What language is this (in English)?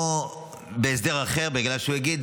Hebrew